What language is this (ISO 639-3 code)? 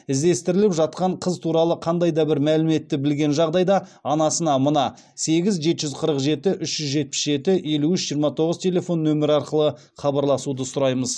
kaz